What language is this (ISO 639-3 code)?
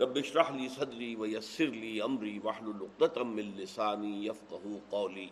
urd